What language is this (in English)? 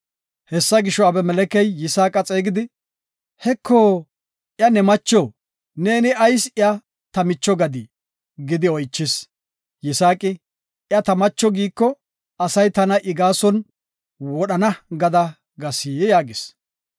Gofa